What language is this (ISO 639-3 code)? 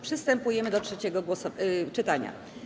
pol